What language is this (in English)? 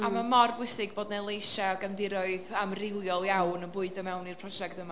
Welsh